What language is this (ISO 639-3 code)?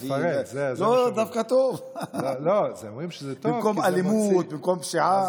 heb